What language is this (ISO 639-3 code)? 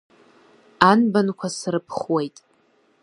abk